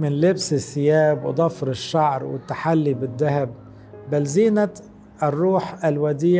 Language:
Arabic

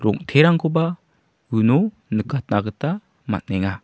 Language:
Garo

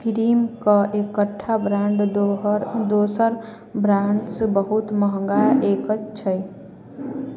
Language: Maithili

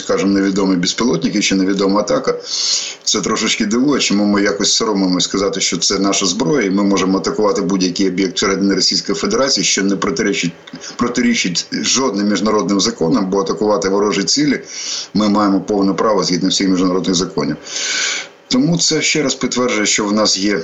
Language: Ukrainian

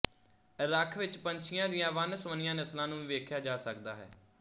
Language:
Punjabi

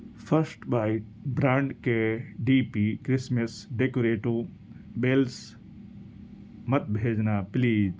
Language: Urdu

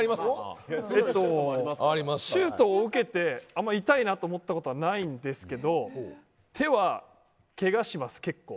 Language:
Japanese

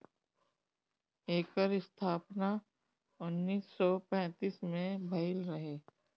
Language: Bhojpuri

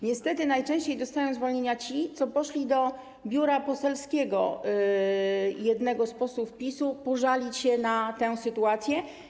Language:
Polish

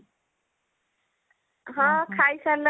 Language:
Odia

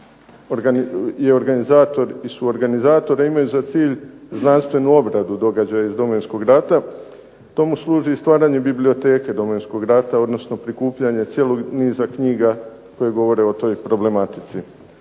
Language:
Croatian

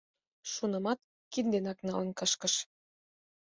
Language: Mari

